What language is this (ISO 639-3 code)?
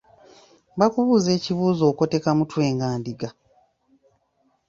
lug